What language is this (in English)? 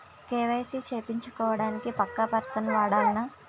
Telugu